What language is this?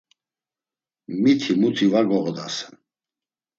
Laz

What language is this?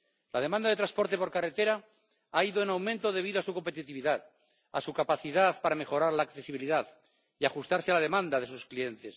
Spanish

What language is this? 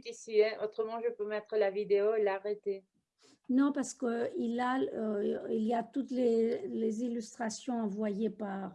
French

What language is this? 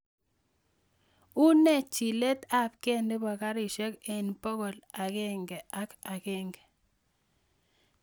Kalenjin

